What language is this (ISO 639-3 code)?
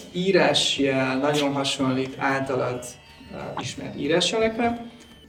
hun